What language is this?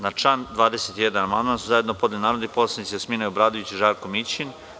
Serbian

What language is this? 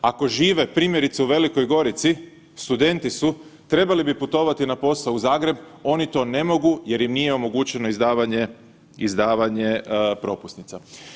Croatian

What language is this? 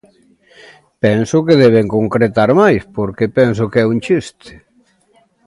Galician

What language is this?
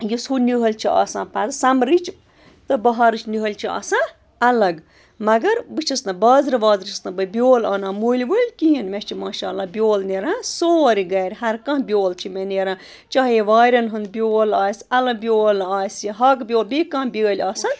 Kashmiri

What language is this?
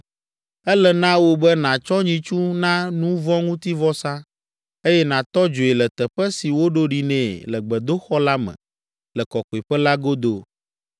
Ewe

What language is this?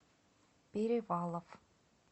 Russian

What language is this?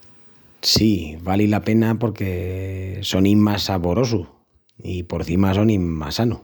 Extremaduran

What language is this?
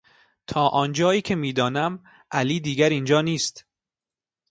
Persian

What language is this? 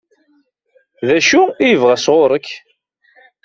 Kabyle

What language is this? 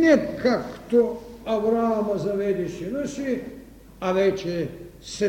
Bulgarian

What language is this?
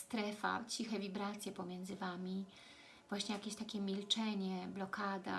Polish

